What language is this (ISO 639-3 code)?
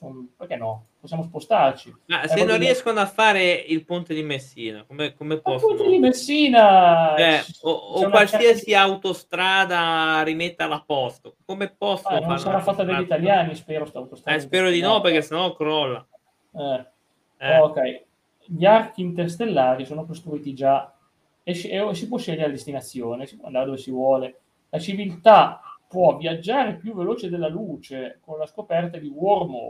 ita